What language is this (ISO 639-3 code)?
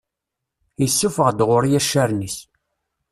kab